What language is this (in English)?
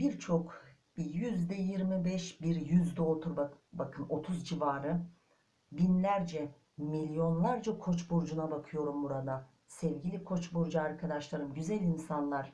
Turkish